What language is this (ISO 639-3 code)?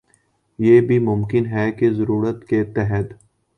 urd